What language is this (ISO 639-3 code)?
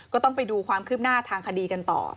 tha